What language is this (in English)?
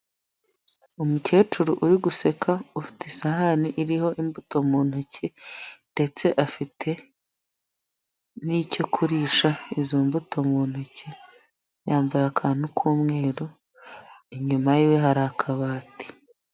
Kinyarwanda